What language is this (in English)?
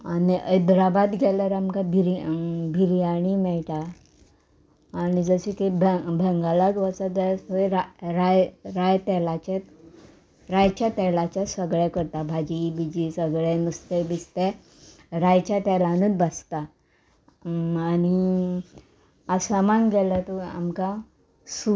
Konkani